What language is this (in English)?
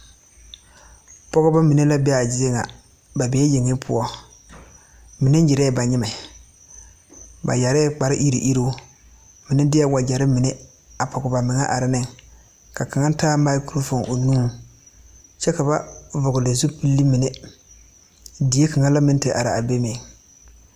Southern Dagaare